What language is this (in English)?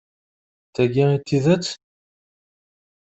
Kabyle